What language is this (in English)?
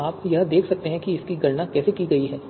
Hindi